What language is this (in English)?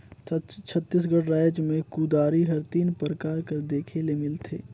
Chhattisgarhi